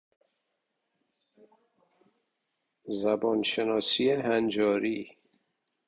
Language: Persian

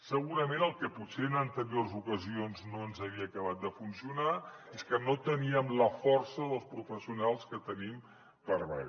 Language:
Catalan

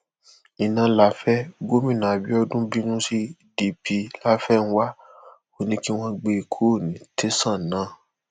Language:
Yoruba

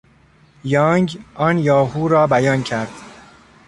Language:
Persian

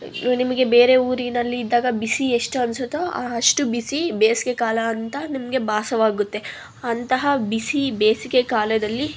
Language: Kannada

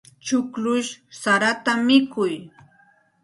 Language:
Santa Ana de Tusi Pasco Quechua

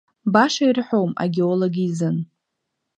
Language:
Abkhazian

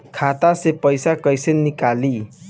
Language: Bhojpuri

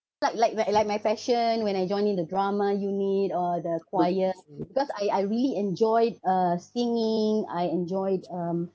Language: English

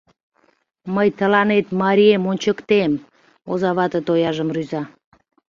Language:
Mari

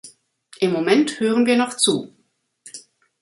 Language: German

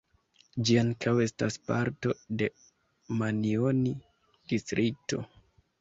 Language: Esperanto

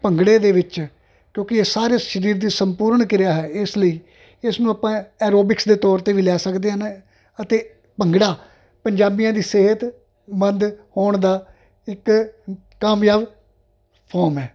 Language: Punjabi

